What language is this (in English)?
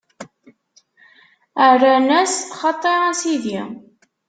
Kabyle